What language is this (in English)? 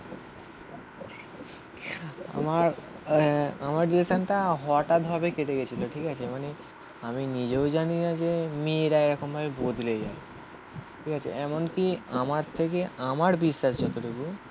Bangla